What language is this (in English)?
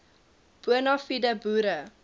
Afrikaans